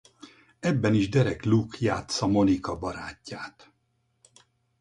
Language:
Hungarian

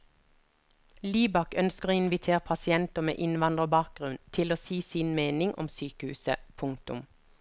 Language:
Norwegian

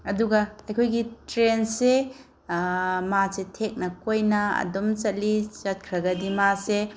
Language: Manipuri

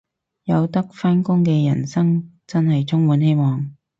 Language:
Cantonese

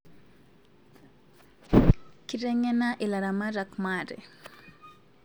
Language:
Masai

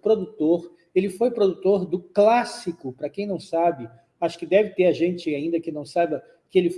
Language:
Portuguese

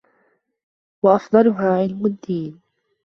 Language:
Arabic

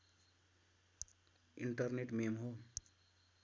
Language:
Nepali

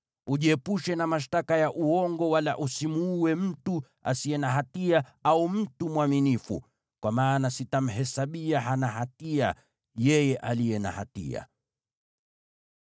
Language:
Swahili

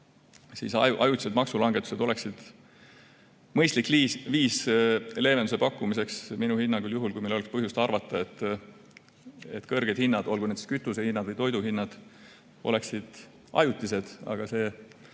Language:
Estonian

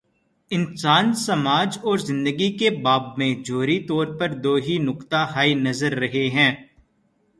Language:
Urdu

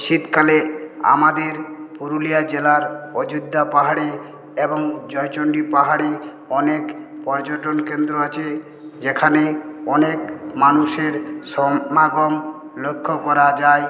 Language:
Bangla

